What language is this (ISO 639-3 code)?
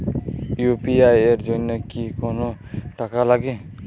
ben